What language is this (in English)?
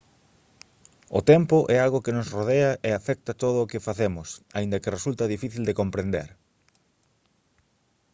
Galician